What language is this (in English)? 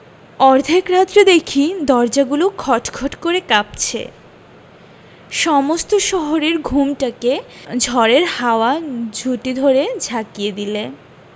Bangla